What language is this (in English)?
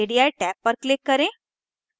Hindi